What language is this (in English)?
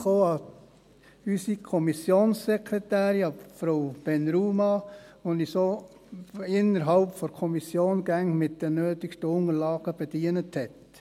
Swiss German